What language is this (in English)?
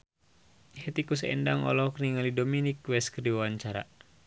Sundanese